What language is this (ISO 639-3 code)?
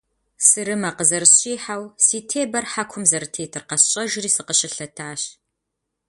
kbd